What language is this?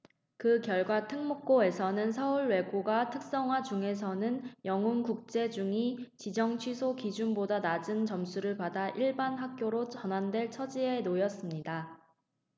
Korean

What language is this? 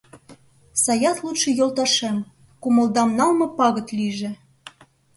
Mari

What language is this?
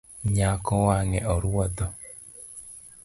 Luo (Kenya and Tanzania)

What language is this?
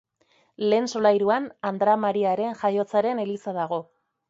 Basque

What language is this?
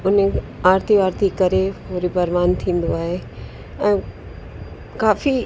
Sindhi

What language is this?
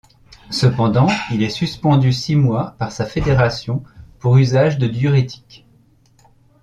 French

